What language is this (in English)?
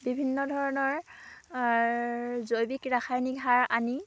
Assamese